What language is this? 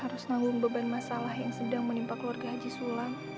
Indonesian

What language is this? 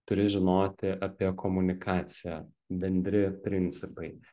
Lithuanian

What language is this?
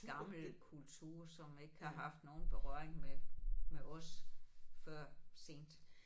Danish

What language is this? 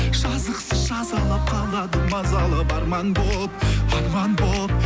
Kazakh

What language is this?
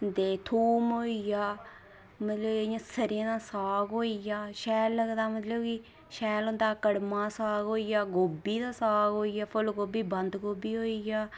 Dogri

